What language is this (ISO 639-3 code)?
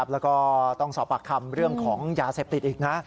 tha